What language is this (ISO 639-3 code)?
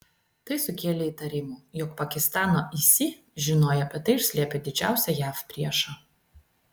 lit